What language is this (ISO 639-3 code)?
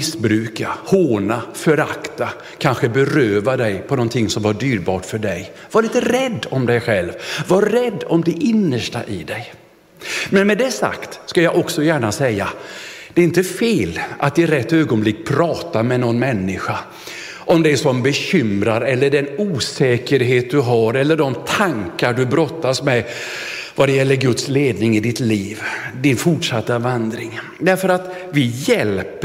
swe